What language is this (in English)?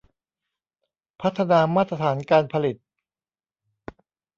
Thai